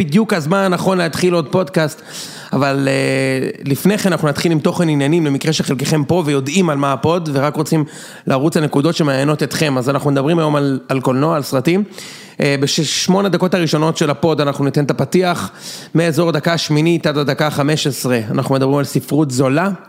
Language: Hebrew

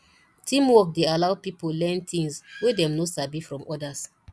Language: Nigerian Pidgin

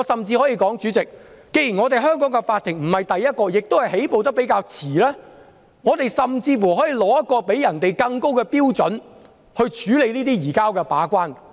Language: Cantonese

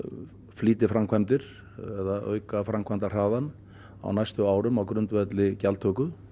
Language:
Icelandic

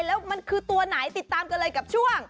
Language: Thai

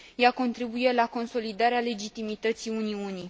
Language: Romanian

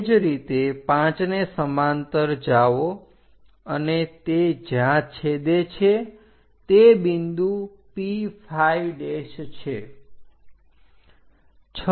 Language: Gujarati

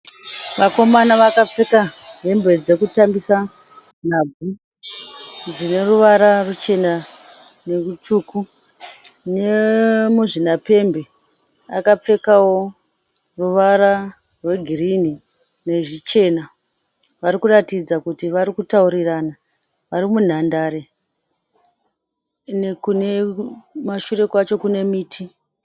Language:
Shona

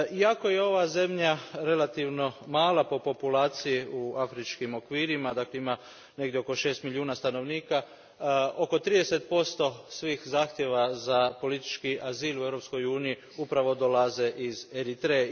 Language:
Croatian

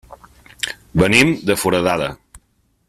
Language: Catalan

